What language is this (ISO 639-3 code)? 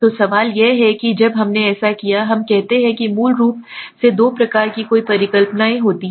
hin